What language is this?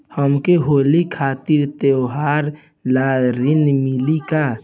Bhojpuri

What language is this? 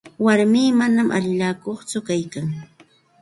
Santa Ana de Tusi Pasco Quechua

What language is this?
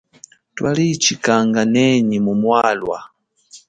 Chokwe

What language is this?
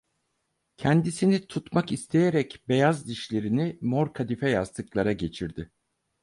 Turkish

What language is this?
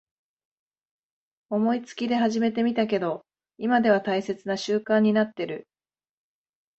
Japanese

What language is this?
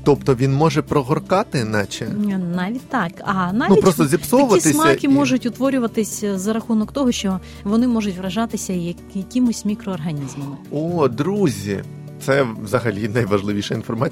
Ukrainian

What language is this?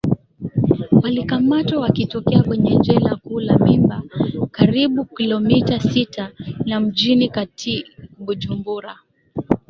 Swahili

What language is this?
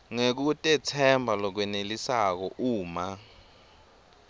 Swati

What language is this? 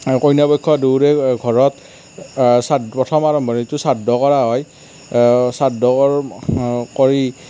Assamese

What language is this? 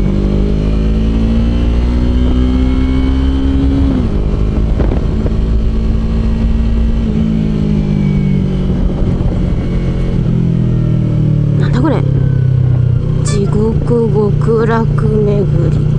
Japanese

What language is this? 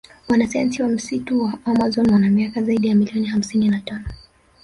Swahili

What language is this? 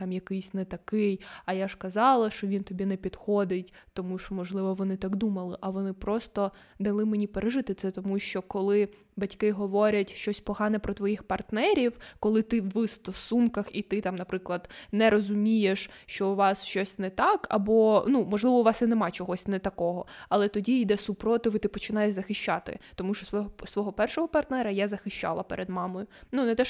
Ukrainian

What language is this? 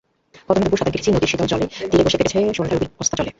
Bangla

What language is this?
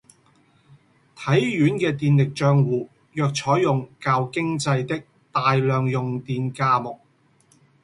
Cantonese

